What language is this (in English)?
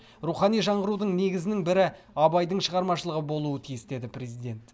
Kazakh